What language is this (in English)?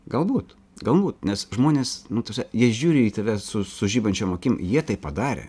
Lithuanian